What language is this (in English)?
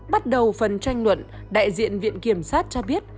Vietnamese